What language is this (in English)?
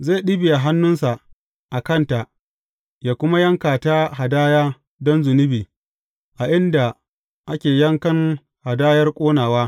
Hausa